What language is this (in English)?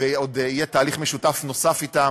Hebrew